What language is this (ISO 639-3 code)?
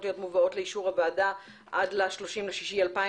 heb